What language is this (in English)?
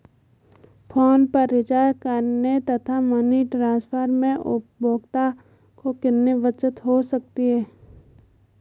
Hindi